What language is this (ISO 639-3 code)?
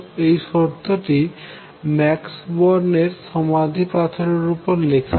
ben